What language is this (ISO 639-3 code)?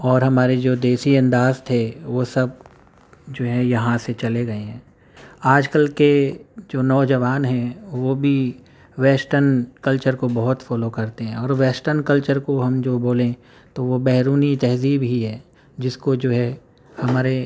urd